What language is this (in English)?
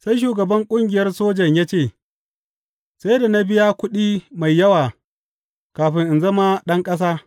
Hausa